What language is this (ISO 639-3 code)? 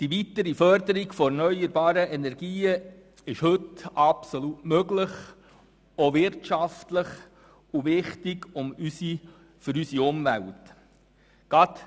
gsw